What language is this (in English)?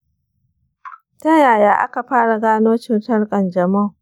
Hausa